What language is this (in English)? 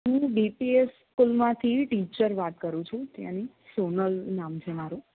Gujarati